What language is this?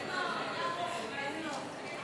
Hebrew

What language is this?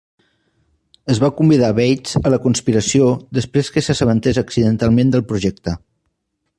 Catalan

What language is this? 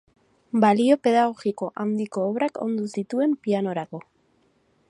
Basque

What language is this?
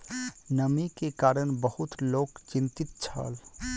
Maithili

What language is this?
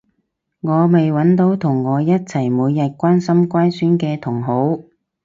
Cantonese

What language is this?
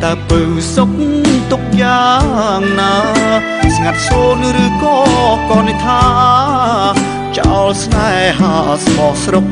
Thai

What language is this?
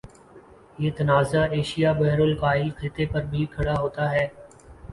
Urdu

